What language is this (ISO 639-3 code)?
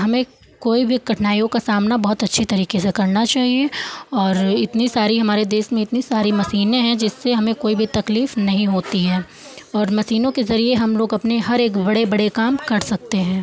hin